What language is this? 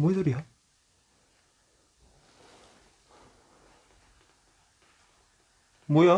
Korean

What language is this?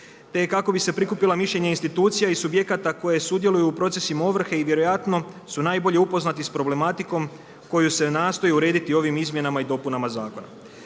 Croatian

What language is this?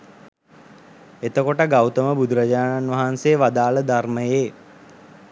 Sinhala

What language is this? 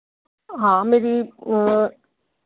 Dogri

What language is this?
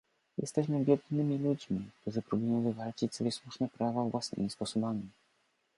Polish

